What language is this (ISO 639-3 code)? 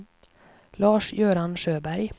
swe